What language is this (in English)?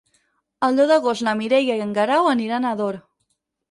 Catalan